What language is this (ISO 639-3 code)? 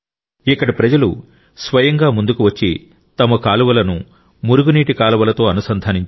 tel